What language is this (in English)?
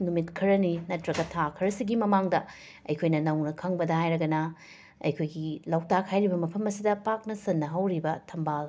Manipuri